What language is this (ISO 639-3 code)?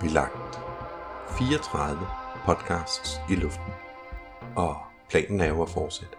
dan